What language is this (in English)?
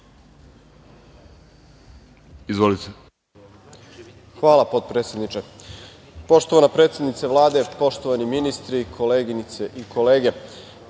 Serbian